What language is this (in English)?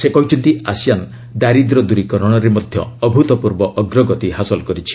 Odia